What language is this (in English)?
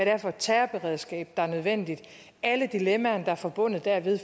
Danish